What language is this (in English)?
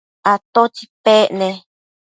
Matsés